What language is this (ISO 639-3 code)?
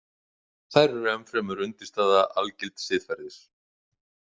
isl